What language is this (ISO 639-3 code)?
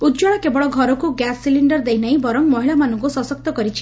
ori